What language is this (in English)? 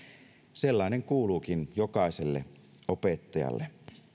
Finnish